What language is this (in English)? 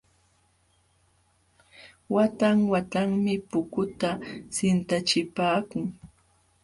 Jauja Wanca Quechua